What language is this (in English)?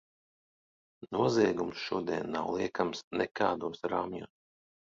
Latvian